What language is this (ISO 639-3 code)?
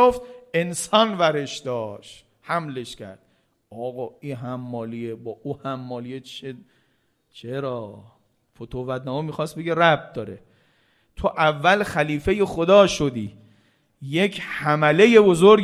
fas